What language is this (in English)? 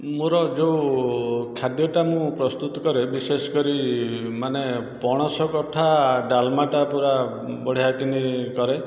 Odia